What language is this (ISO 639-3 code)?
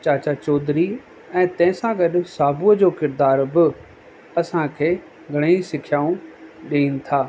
snd